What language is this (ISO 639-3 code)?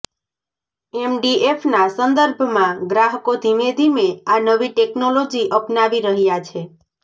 guj